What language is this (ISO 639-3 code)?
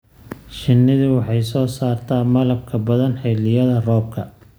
som